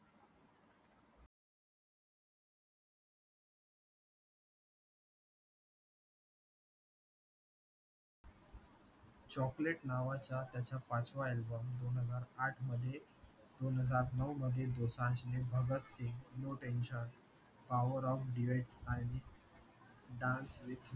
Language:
Marathi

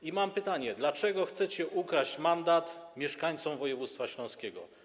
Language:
Polish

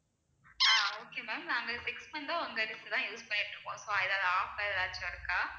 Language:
Tamil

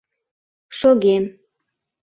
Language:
Mari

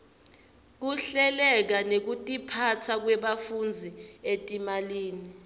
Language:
Swati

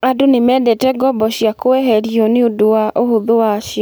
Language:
Kikuyu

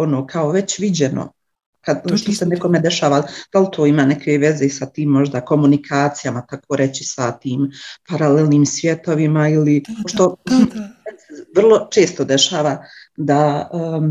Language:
Croatian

